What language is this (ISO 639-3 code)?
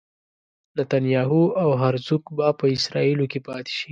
pus